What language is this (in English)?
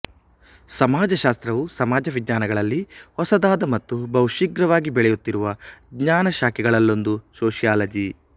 Kannada